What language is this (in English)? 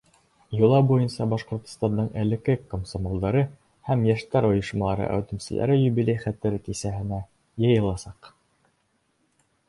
Bashkir